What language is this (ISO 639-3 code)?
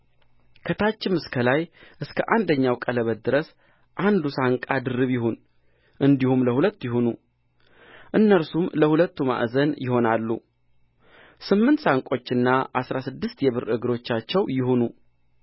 amh